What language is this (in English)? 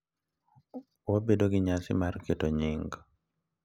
Luo (Kenya and Tanzania)